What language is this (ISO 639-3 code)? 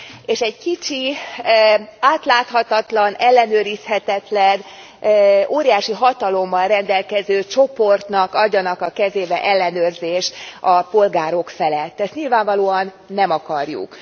hun